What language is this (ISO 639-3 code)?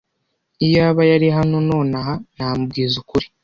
kin